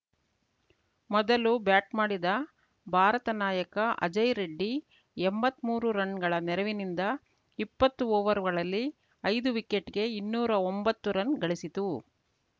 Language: Kannada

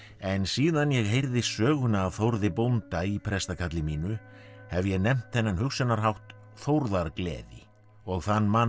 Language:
Icelandic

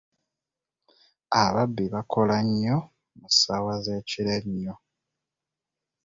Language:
Ganda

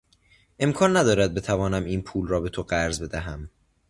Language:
Persian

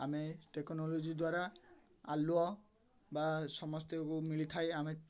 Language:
Odia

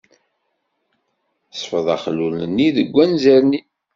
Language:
Kabyle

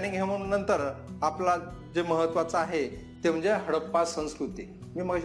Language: Marathi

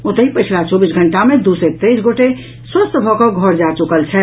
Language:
Maithili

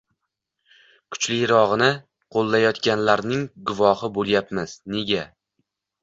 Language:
Uzbek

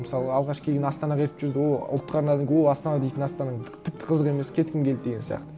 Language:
Kazakh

